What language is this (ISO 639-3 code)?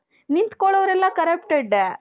kan